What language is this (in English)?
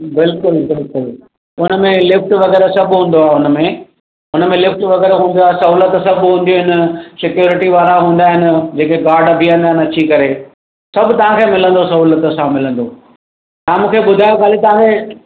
Sindhi